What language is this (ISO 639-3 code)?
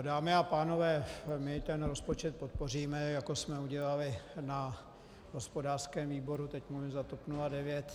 ces